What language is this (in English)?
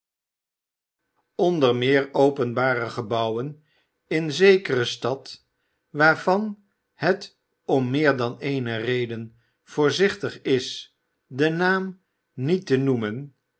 Dutch